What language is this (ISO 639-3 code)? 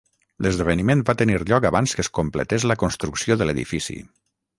cat